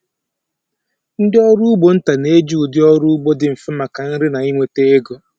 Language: Igbo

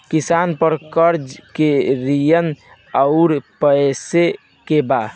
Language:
Bhojpuri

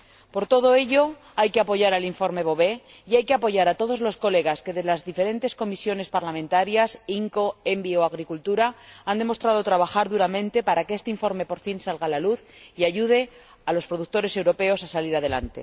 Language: Spanish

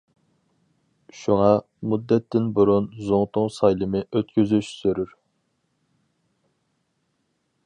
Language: Uyghur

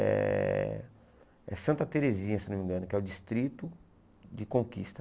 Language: Portuguese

